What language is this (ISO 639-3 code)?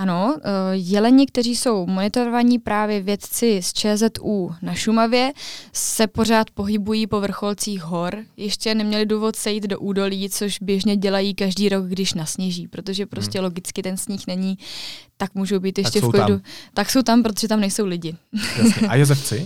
ces